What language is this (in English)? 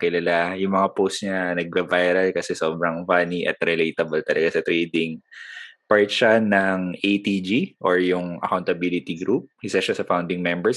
Filipino